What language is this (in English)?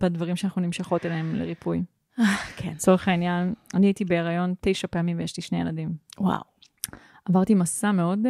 Hebrew